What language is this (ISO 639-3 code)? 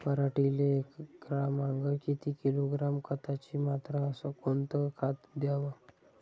mar